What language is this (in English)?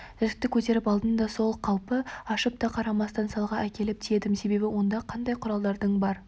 Kazakh